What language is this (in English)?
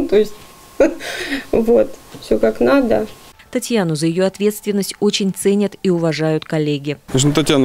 Russian